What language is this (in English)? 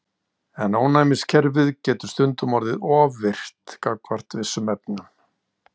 Icelandic